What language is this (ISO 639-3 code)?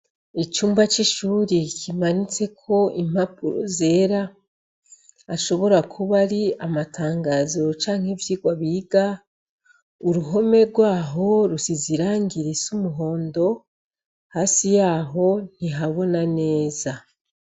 run